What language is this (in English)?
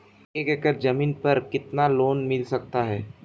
Hindi